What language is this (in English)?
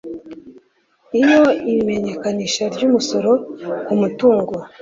Kinyarwanda